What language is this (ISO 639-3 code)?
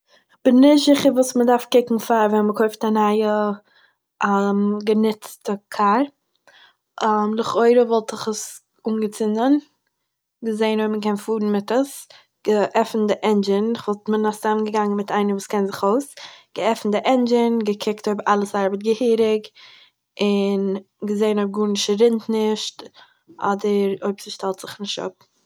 yid